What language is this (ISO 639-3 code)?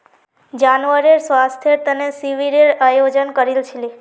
mag